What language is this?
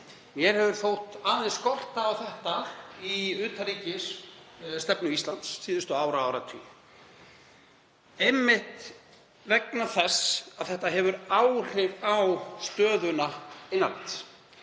Icelandic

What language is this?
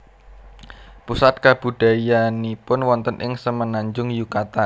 Javanese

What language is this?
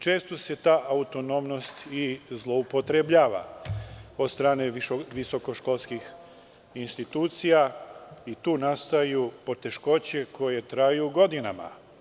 Serbian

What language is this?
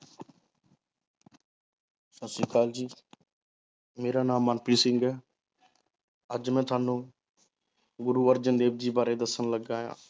Punjabi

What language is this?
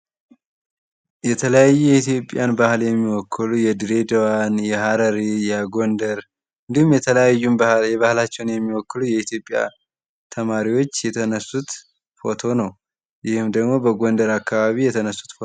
Amharic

